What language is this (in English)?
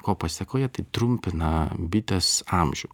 Lithuanian